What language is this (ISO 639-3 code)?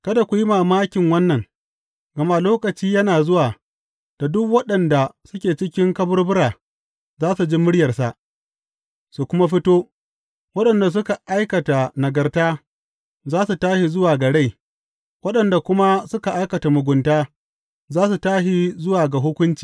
hau